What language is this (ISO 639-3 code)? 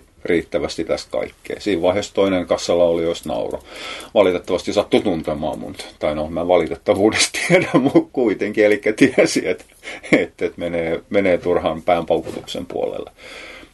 fin